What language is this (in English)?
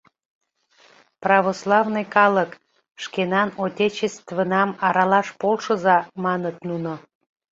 Mari